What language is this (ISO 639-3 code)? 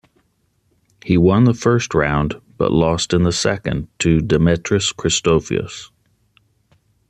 eng